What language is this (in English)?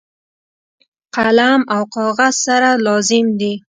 Pashto